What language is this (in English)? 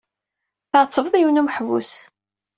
Kabyle